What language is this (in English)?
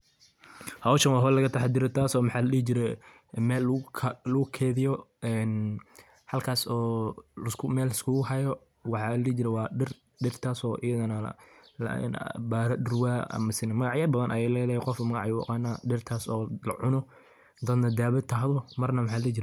Somali